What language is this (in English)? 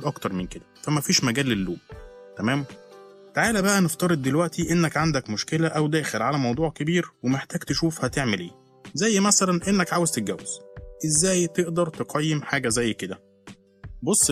Arabic